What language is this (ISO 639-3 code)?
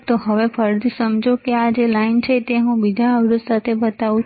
guj